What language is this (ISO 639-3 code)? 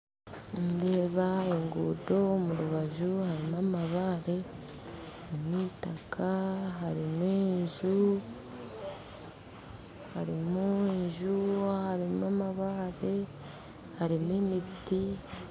nyn